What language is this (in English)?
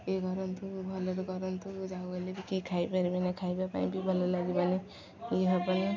Odia